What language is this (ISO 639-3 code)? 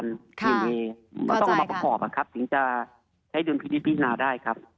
tha